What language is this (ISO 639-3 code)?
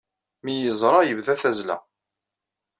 kab